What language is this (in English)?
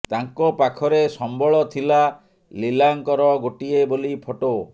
Odia